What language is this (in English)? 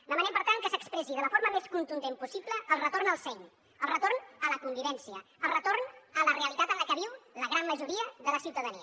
Catalan